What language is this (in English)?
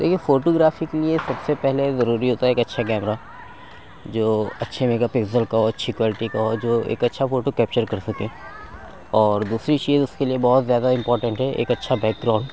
Urdu